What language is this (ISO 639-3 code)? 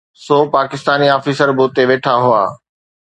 snd